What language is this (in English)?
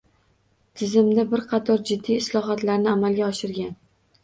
Uzbek